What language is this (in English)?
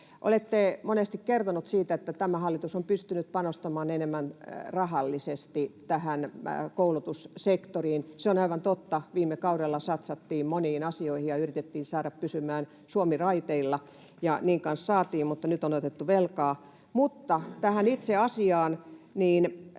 Finnish